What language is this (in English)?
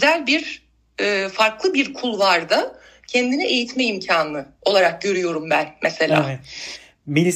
Turkish